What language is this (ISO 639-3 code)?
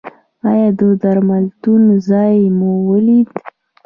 pus